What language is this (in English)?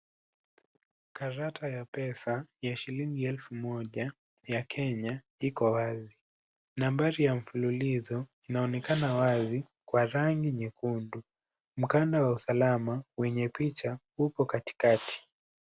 Swahili